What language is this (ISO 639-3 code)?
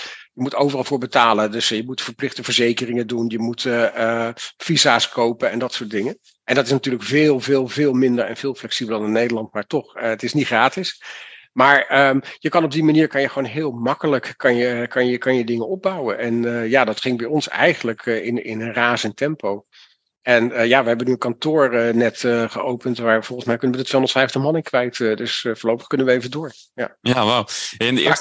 nld